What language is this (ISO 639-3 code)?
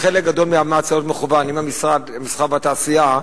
heb